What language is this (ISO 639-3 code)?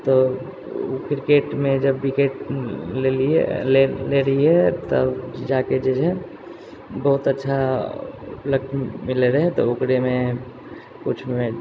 mai